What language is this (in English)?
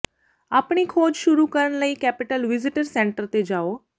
Punjabi